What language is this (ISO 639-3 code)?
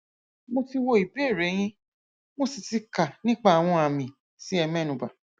yor